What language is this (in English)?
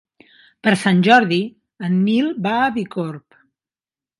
Catalan